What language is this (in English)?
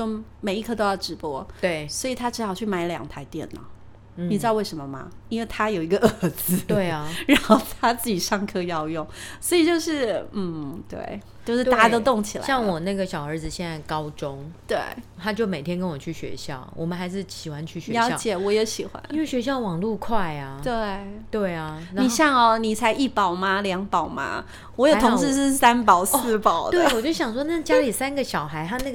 Chinese